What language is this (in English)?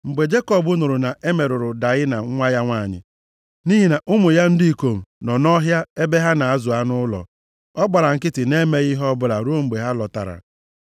Igbo